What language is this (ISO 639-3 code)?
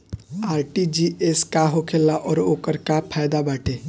bho